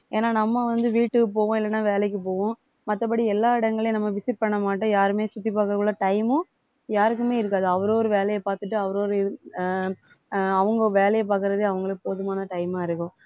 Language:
Tamil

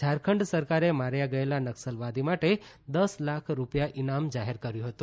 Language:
Gujarati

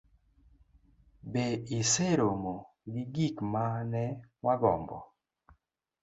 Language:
Luo (Kenya and Tanzania)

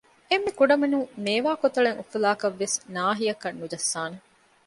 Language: Divehi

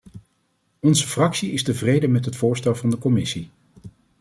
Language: Dutch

